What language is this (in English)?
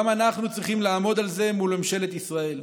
Hebrew